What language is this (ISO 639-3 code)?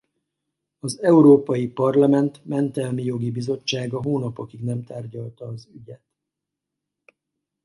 hun